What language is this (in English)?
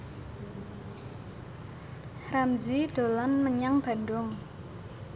Javanese